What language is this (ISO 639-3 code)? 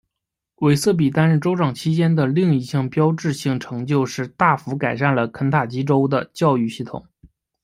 zho